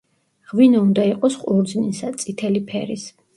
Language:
Georgian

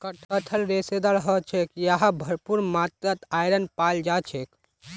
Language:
Magahi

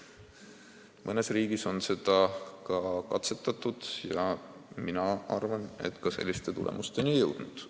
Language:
Estonian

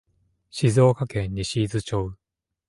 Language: Japanese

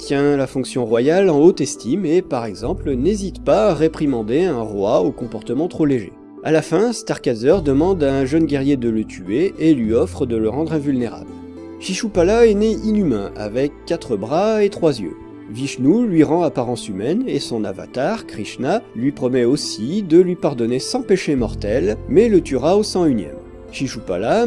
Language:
French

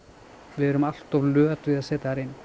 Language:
Icelandic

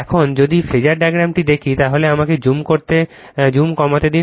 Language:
Bangla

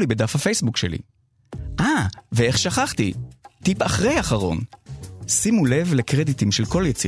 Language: Hebrew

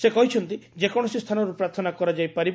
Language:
Odia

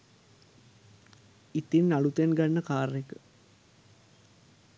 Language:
Sinhala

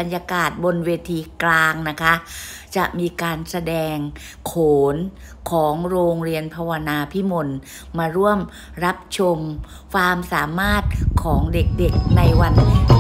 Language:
Thai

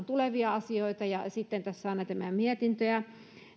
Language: Finnish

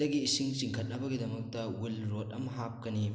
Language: Manipuri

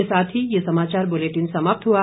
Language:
Hindi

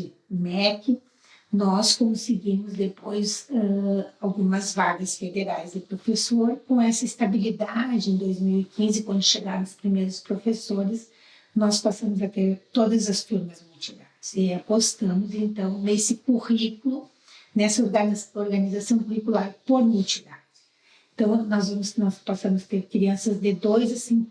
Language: Portuguese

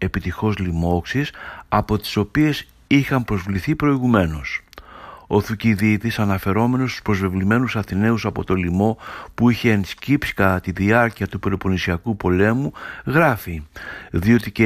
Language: Greek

